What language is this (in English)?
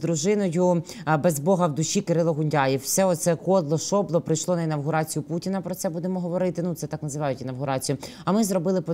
Ukrainian